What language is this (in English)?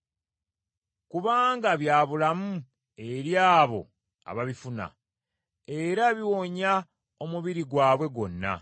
Ganda